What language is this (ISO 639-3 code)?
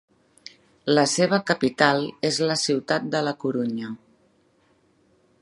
cat